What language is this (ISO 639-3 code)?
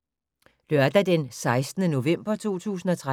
dan